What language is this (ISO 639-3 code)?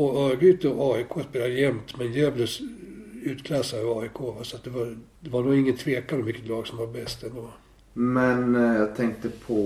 swe